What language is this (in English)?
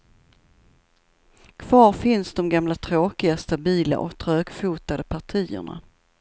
Swedish